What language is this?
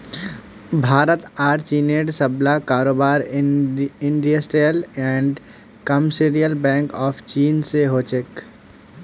Magahi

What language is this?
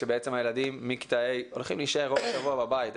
Hebrew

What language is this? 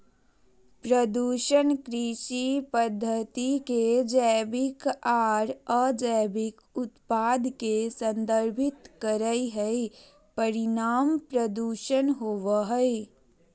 Magahi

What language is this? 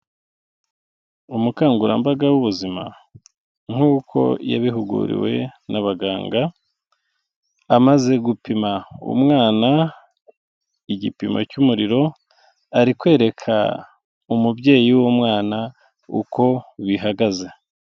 Kinyarwanda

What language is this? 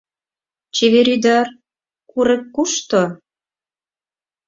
Mari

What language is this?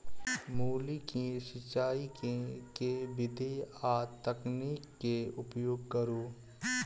Maithili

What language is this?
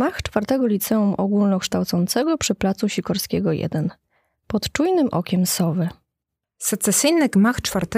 Polish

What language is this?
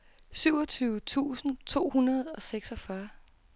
Danish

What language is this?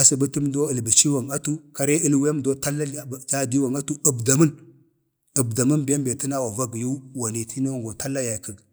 Bade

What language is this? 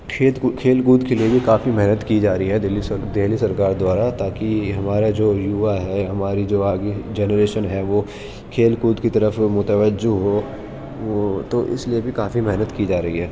Urdu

